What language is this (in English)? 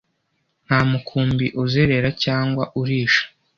Kinyarwanda